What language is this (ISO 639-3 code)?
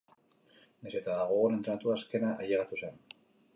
eus